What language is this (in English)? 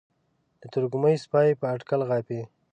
Pashto